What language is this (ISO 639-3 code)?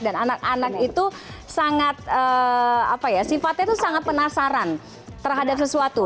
ind